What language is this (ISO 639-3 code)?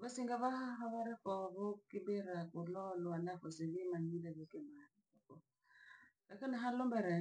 lag